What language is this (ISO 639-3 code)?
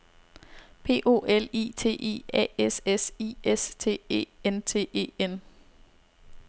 dan